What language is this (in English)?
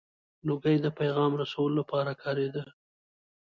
Pashto